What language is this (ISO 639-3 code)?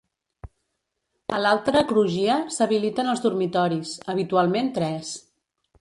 cat